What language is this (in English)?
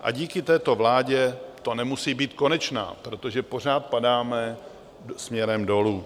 Czech